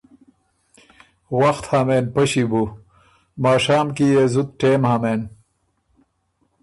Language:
Ormuri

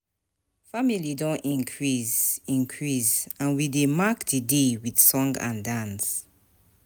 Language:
Nigerian Pidgin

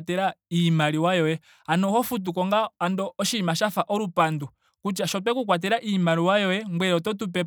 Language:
Ndonga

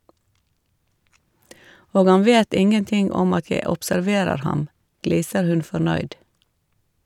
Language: Norwegian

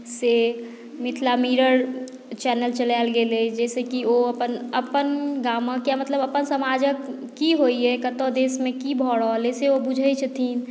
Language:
Maithili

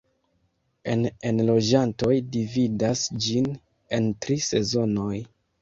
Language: Esperanto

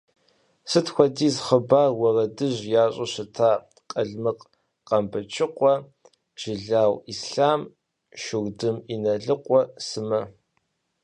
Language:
Kabardian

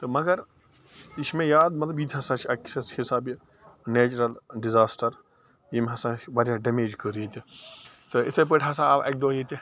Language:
Kashmiri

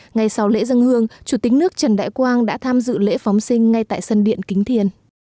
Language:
Vietnamese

